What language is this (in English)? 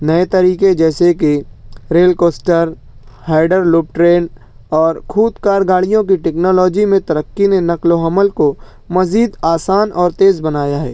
Urdu